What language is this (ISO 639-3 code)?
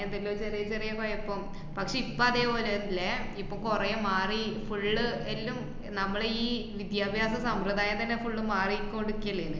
mal